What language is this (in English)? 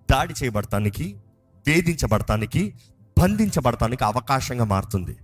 Telugu